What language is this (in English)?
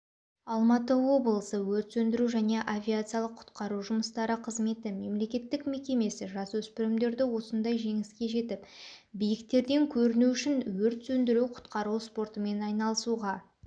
Kazakh